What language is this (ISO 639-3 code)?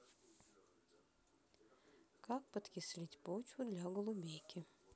rus